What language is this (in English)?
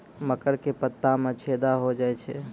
Maithili